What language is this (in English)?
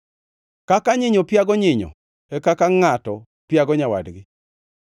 Luo (Kenya and Tanzania)